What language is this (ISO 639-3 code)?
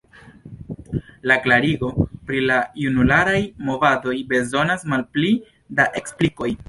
epo